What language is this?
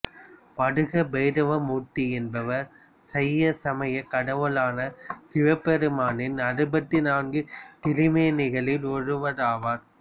Tamil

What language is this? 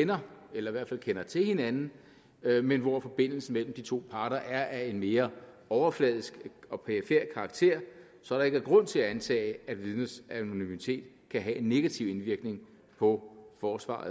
Danish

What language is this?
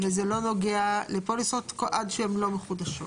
Hebrew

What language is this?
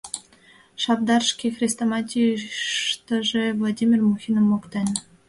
Mari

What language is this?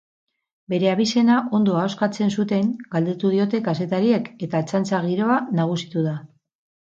Basque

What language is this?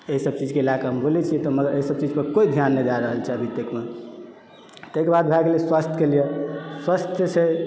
Maithili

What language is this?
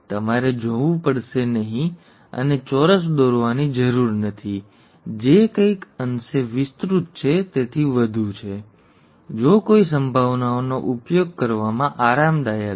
Gujarati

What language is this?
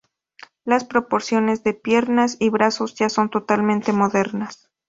Spanish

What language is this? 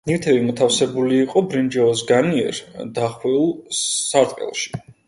Georgian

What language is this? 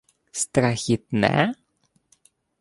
Ukrainian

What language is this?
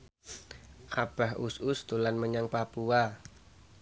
Javanese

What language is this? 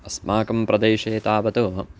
Sanskrit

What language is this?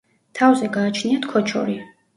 Georgian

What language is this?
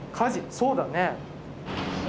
Japanese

